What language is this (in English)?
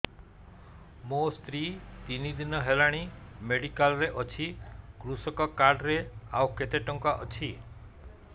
Odia